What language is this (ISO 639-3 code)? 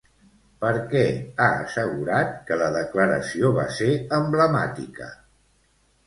cat